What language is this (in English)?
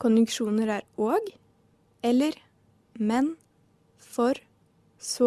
Norwegian